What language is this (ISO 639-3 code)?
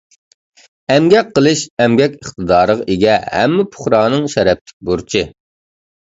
uig